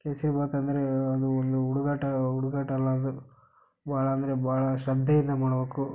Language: Kannada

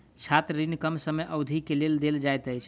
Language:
Maithili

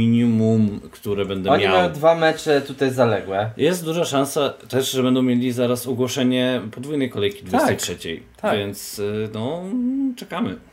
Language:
Polish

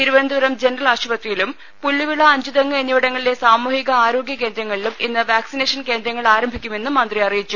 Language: Malayalam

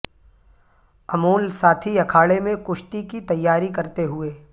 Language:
Urdu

